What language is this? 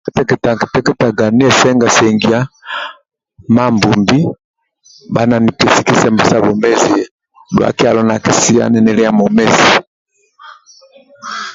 Amba (Uganda)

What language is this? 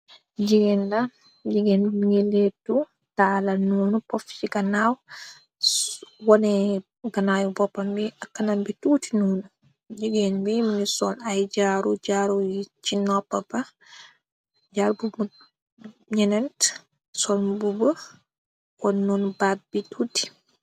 Wolof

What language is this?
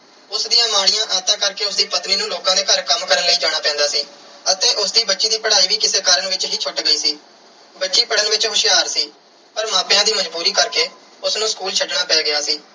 Punjabi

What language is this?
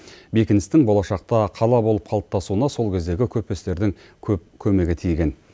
Kazakh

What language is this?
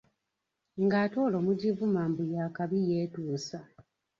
Ganda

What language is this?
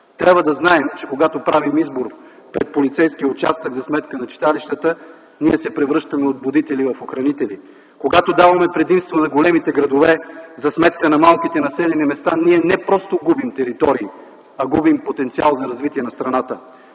Bulgarian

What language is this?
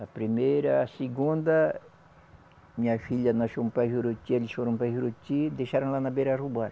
Portuguese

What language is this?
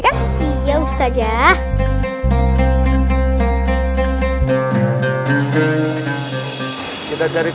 Indonesian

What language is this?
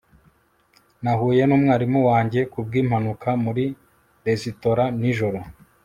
Kinyarwanda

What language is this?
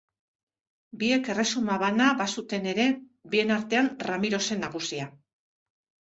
Basque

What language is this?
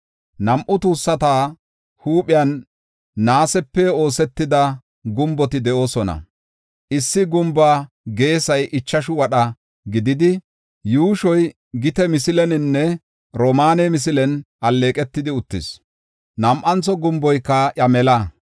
Gofa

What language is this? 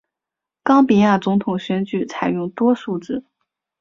Chinese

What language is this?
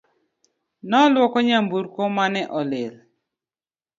Luo (Kenya and Tanzania)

